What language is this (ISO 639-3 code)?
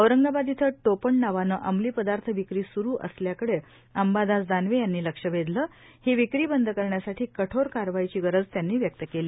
mar